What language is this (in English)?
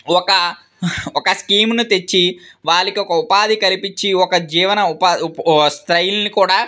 Telugu